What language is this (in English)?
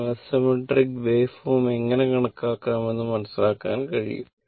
Malayalam